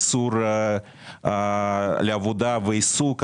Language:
Hebrew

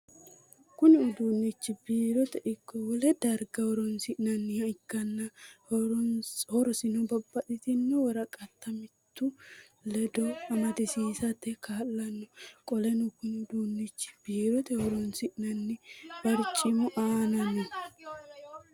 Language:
Sidamo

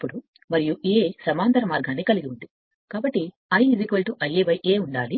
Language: Telugu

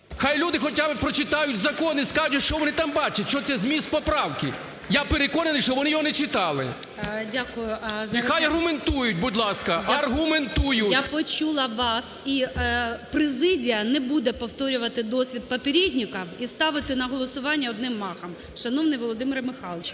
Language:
Ukrainian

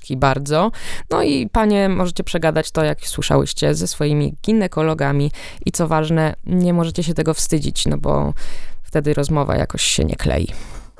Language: Polish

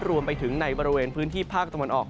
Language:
Thai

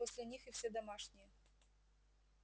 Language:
Russian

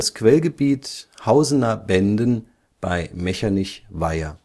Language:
German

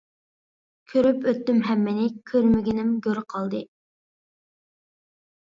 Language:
Uyghur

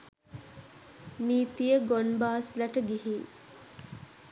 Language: Sinhala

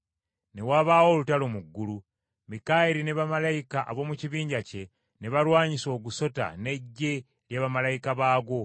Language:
Ganda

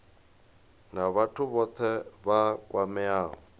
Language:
Venda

